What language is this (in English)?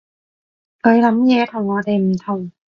Cantonese